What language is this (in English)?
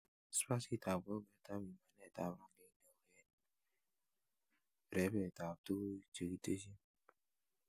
Kalenjin